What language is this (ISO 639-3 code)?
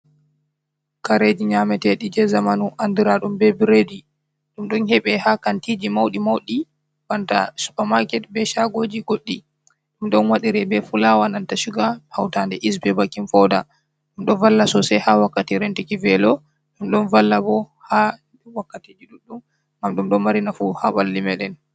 ful